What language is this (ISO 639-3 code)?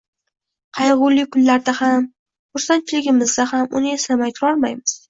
uzb